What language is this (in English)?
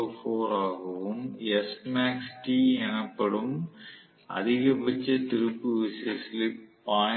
Tamil